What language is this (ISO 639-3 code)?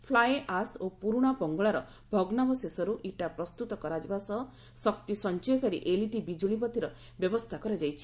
ori